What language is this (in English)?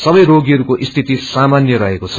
Nepali